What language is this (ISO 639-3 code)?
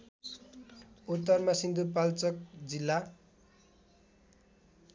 nep